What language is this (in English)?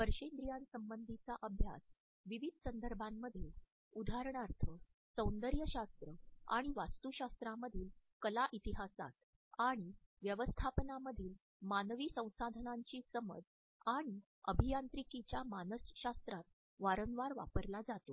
Marathi